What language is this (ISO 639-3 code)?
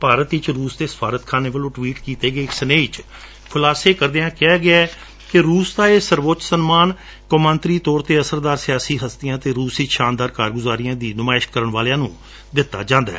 pan